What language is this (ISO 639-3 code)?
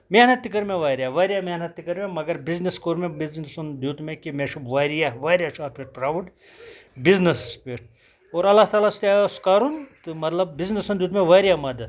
kas